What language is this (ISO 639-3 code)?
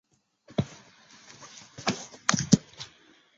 zho